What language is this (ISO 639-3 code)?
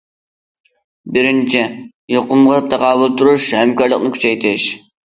uig